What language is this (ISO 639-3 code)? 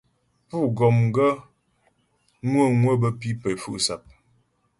bbj